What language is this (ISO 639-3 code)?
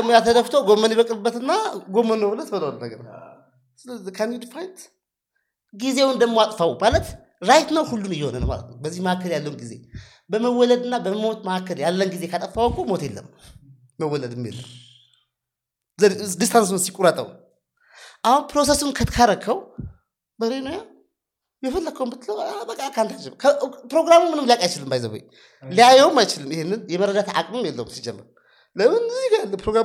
amh